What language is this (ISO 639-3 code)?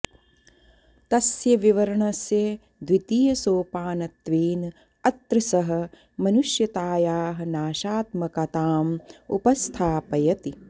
san